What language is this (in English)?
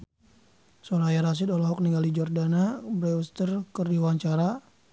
Sundanese